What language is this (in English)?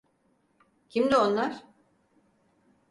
Turkish